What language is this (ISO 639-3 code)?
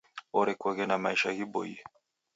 dav